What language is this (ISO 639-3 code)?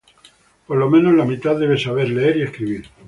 spa